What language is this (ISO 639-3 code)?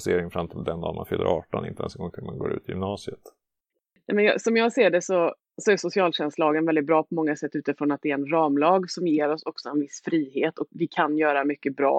swe